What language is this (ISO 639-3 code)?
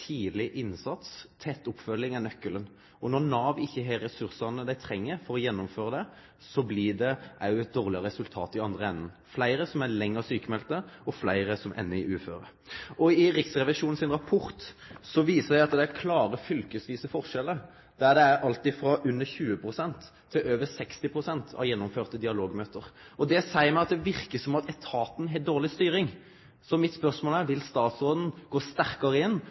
nno